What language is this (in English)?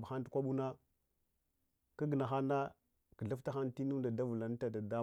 Hwana